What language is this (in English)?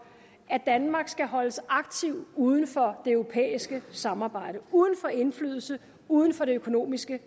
Danish